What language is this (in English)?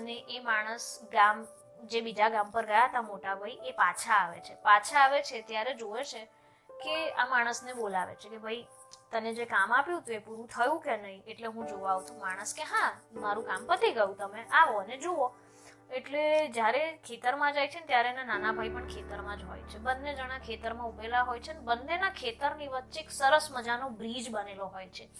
Gujarati